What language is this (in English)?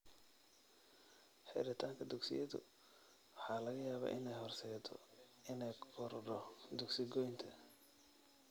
Somali